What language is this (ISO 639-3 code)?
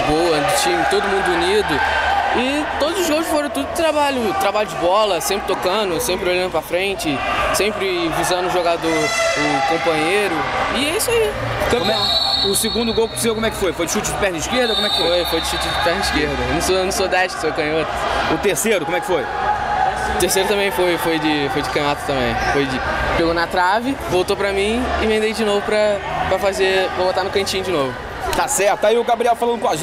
por